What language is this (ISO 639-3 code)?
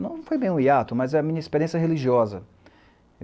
por